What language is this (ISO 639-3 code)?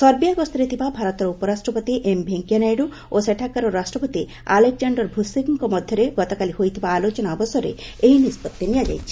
ori